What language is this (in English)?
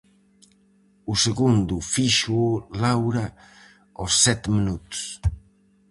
Galician